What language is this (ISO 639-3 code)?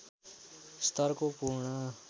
nep